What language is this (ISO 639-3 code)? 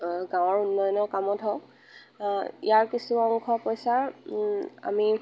asm